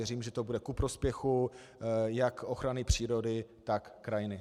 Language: Czech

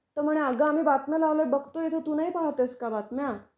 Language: Marathi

